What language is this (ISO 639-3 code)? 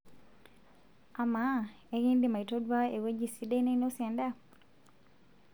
mas